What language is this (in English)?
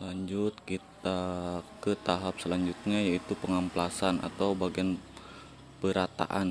Indonesian